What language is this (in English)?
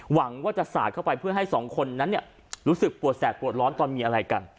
Thai